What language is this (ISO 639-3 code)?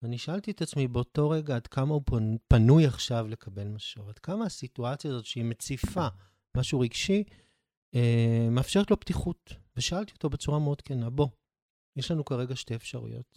heb